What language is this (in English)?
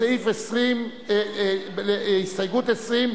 Hebrew